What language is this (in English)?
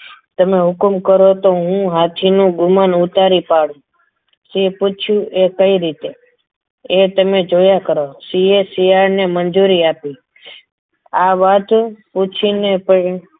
Gujarati